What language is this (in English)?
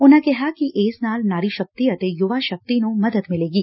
Punjabi